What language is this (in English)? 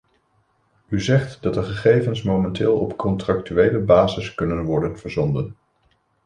Dutch